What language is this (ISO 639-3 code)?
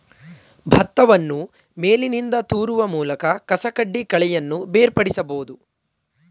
kan